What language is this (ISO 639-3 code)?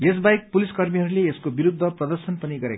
nep